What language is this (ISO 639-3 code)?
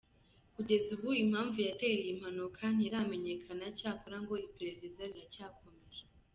kin